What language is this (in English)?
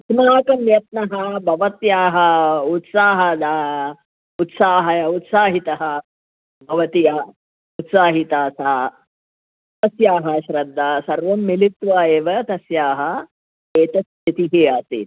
Sanskrit